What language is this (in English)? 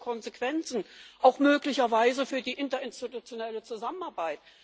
German